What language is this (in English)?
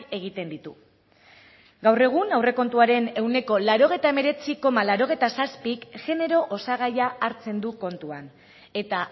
Basque